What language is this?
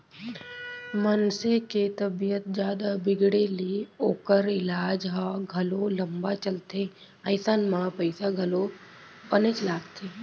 Chhattisgarhi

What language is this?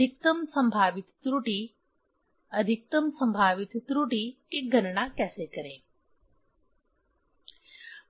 Hindi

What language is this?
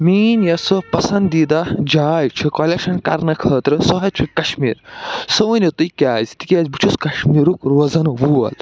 Kashmiri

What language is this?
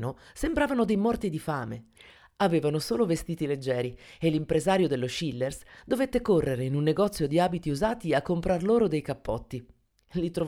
Italian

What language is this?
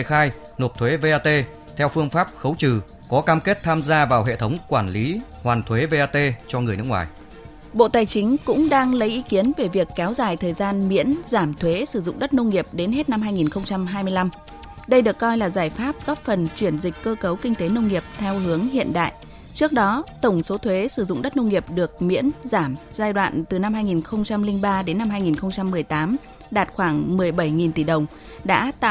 Vietnamese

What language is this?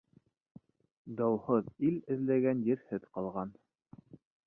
Bashkir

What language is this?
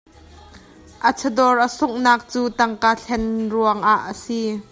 Hakha Chin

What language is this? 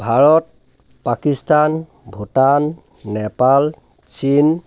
Assamese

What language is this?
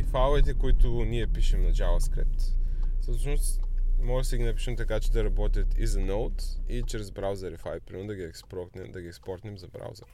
Bulgarian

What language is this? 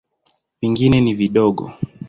Swahili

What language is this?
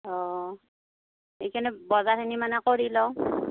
Assamese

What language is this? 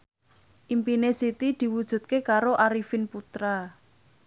Javanese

